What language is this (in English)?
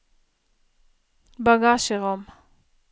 Norwegian